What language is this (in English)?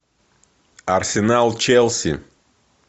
Russian